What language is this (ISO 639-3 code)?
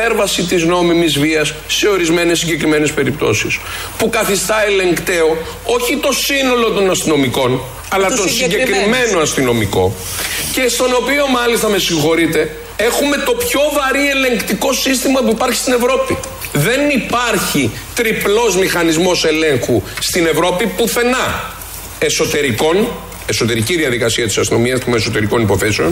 ell